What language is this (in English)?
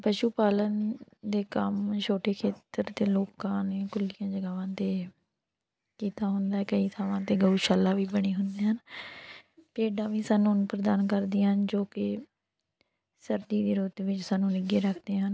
Punjabi